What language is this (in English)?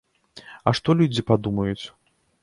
Belarusian